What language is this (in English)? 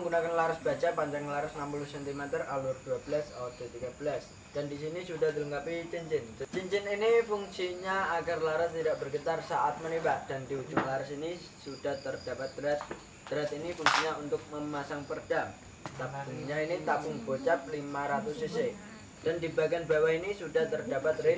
Indonesian